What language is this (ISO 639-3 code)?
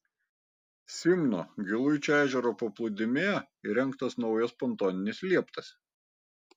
lit